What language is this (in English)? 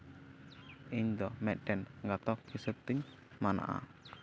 Santali